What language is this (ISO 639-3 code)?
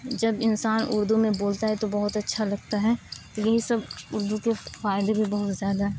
urd